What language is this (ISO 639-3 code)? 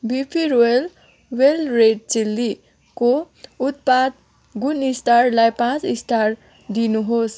nep